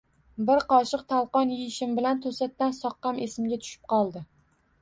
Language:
Uzbek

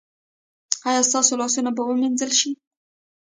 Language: Pashto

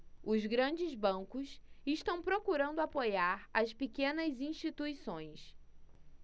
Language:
Portuguese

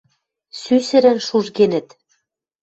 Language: Western Mari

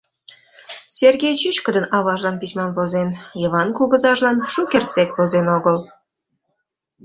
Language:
Mari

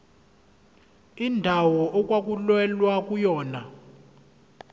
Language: Zulu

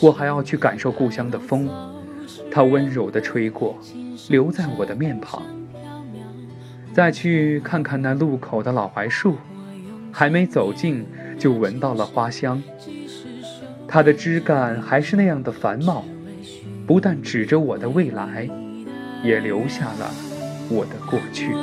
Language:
Chinese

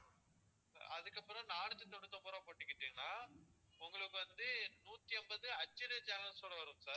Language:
Tamil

